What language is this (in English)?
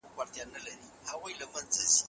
Pashto